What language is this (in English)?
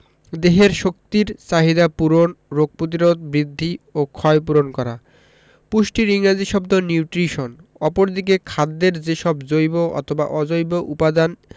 Bangla